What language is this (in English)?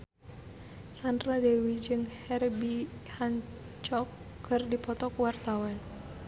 Sundanese